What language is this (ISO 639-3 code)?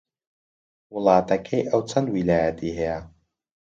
ckb